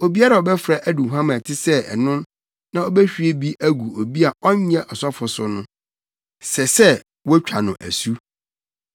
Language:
Akan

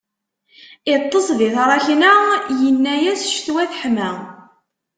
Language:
Kabyle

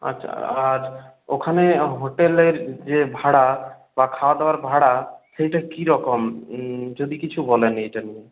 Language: Bangla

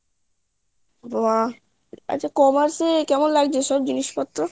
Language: Bangla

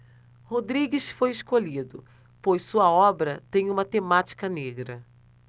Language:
Portuguese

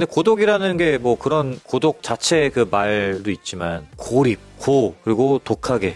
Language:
Korean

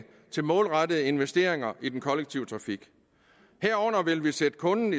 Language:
Danish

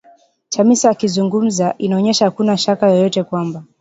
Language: Swahili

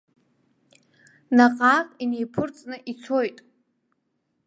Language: Abkhazian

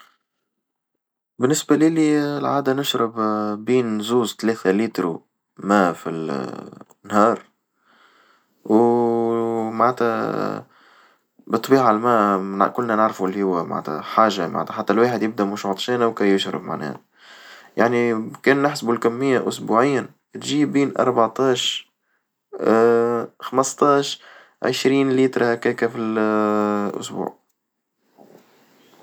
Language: Tunisian Arabic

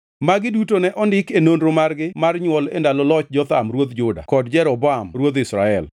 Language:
Luo (Kenya and Tanzania)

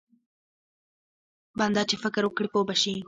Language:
Pashto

